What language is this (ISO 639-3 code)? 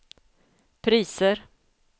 swe